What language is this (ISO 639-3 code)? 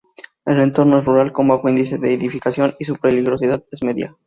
spa